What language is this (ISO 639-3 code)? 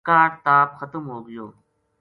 gju